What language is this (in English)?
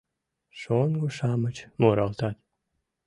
Mari